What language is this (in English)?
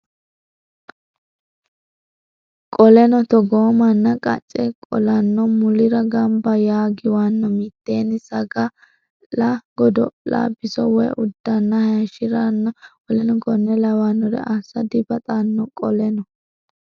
Sidamo